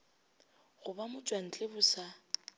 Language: Northern Sotho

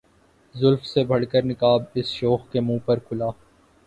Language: Urdu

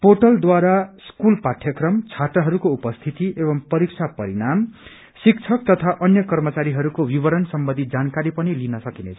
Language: Nepali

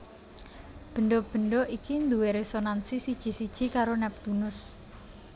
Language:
Javanese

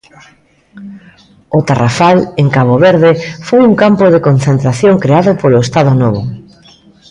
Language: Galician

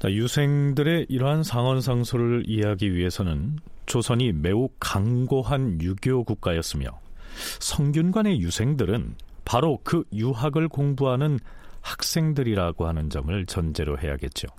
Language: Korean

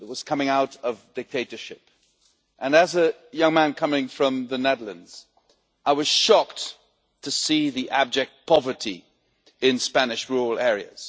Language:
English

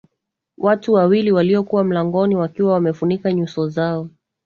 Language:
Swahili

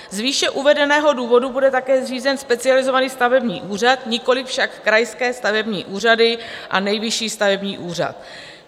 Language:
Czech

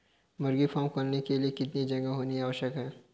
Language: Hindi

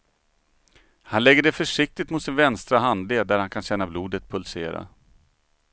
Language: Swedish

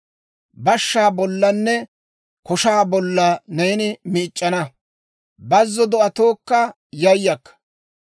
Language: Dawro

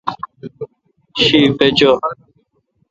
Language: Kalkoti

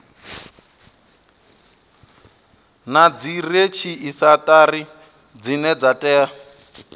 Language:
Venda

